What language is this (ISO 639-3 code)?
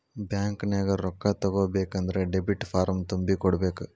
kan